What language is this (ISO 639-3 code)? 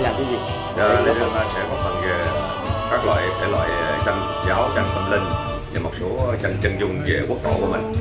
vie